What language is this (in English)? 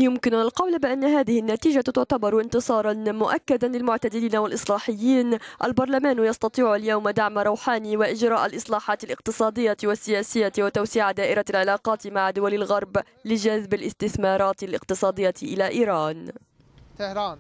Arabic